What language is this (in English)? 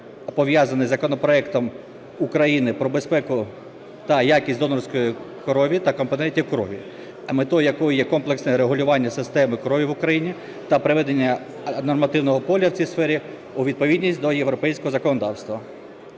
Ukrainian